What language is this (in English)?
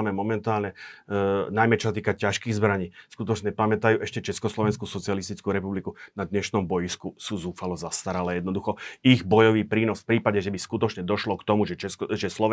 Slovak